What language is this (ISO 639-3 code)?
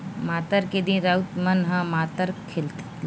hne